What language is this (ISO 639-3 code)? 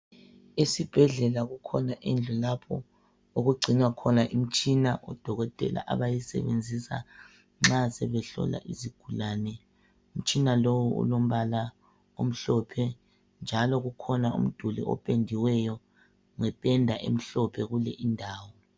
nde